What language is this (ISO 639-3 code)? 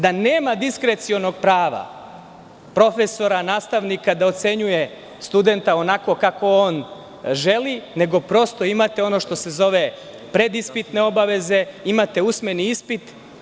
srp